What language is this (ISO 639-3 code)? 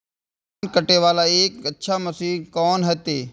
mai